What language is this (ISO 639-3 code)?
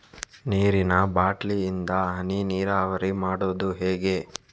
kan